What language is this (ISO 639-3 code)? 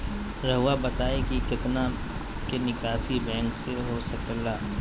mag